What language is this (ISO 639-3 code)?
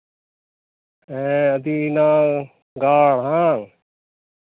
sat